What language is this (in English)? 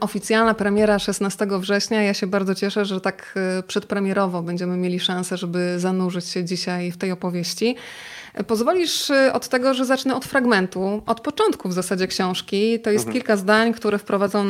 Polish